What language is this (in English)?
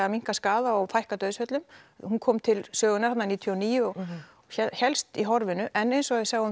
Icelandic